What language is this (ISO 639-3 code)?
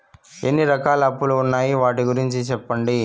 tel